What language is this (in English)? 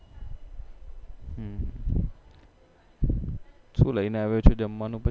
Gujarati